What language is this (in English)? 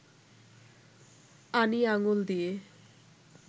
Bangla